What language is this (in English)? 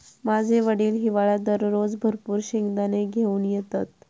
Marathi